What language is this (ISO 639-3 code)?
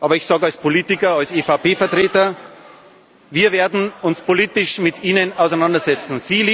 deu